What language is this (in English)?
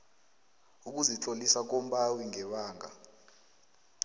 South Ndebele